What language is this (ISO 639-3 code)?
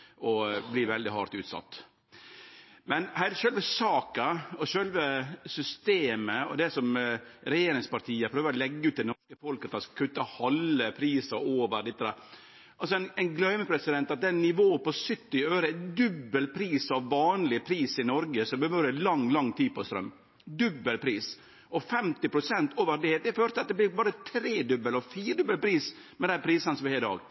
nno